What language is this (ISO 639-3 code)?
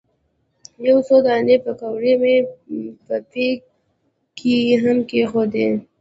pus